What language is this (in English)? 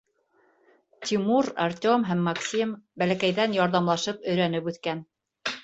Bashkir